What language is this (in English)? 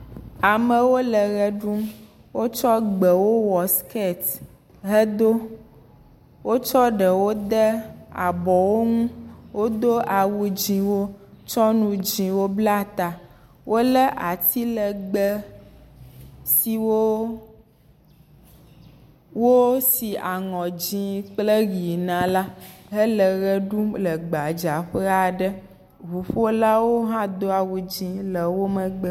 Ewe